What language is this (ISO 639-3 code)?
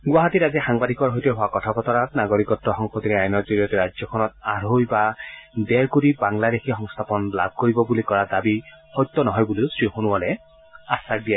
asm